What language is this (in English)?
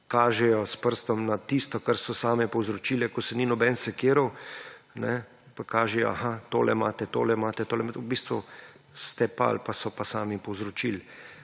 Slovenian